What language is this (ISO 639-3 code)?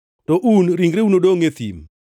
luo